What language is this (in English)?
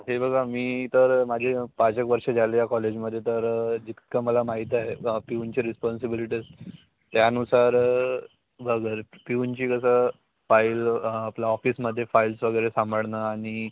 Marathi